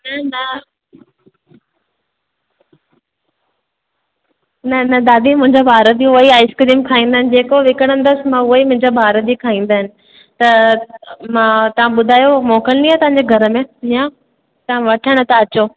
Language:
Sindhi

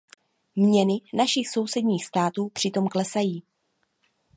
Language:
Czech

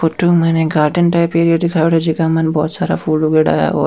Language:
Rajasthani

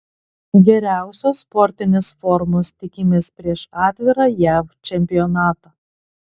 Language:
Lithuanian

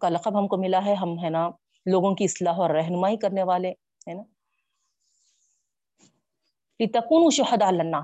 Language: Urdu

